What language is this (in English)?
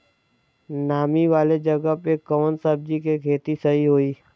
Bhojpuri